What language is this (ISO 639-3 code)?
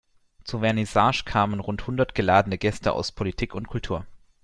deu